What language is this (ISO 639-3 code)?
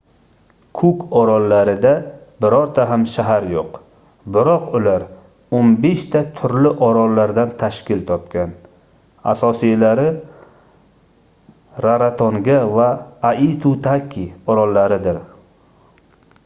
uzb